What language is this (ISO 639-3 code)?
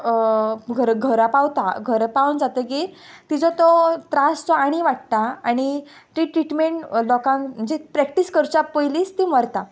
kok